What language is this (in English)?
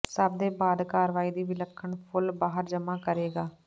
Punjabi